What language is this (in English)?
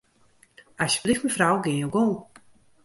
Western Frisian